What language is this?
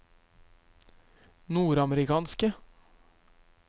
Norwegian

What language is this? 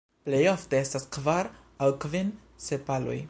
Esperanto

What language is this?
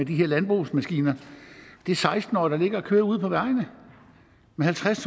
Danish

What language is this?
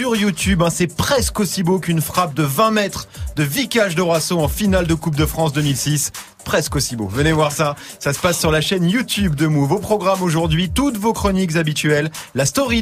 French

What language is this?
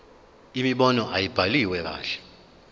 Zulu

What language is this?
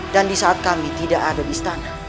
Indonesian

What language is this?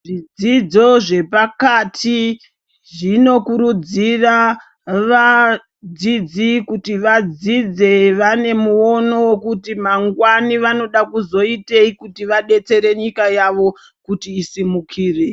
Ndau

